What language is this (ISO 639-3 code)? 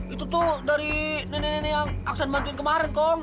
ind